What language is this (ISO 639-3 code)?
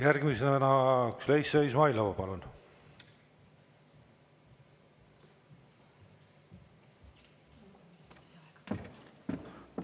est